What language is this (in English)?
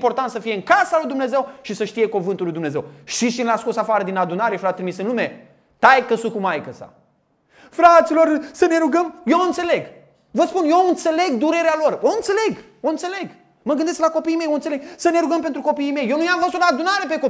Romanian